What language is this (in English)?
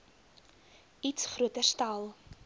Afrikaans